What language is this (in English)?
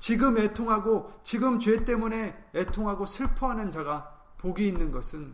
Korean